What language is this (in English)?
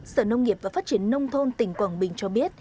Vietnamese